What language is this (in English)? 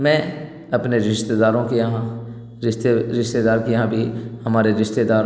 Urdu